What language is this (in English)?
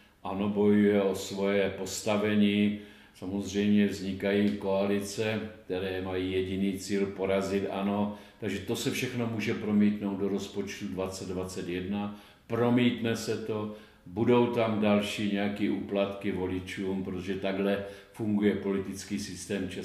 Czech